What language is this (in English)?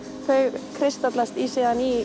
Icelandic